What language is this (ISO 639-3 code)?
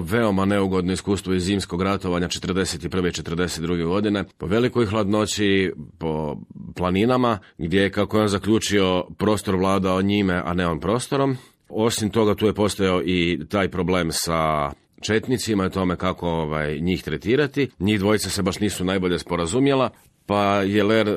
hrv